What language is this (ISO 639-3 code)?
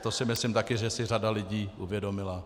ces